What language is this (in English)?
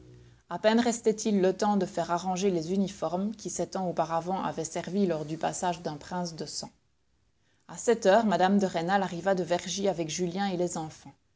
French